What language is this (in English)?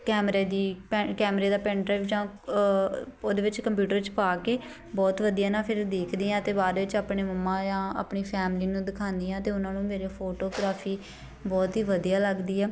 Punjabi